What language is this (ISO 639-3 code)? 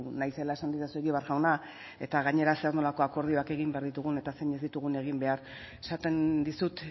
eus